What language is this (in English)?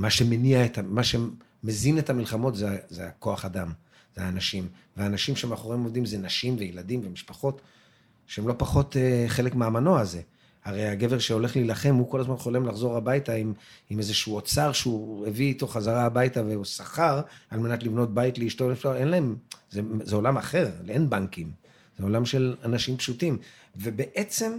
Hebrew